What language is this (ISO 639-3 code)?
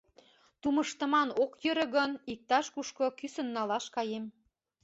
chm